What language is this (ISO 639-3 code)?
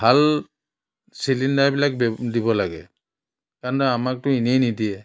asm